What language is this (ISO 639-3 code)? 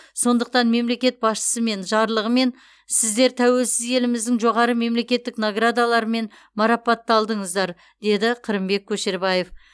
kaz